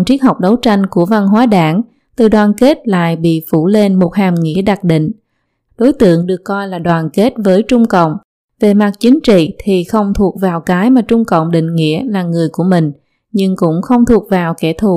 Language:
Vietnamese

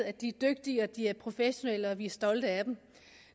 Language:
Danish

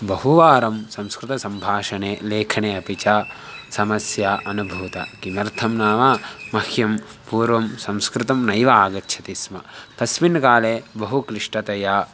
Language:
Sanskrit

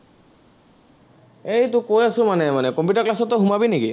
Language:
Assamese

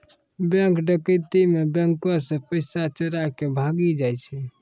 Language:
Maithili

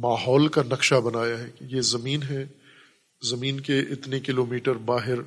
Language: Urdu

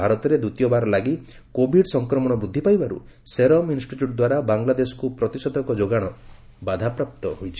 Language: Odia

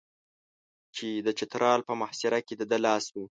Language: Pashto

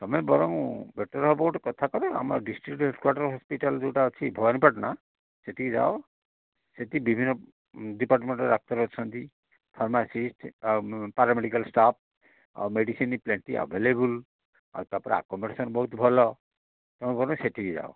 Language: Odia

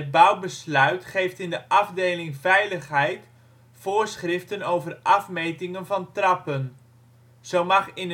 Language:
Dutch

